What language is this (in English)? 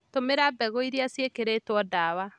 Kikuyu